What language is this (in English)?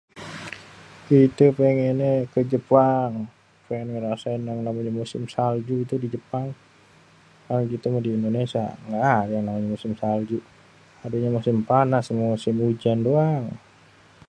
Betawi